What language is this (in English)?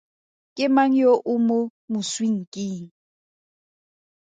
Tswana